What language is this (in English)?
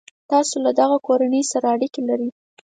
Pashto